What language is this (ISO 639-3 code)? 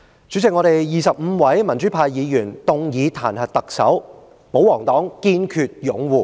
yue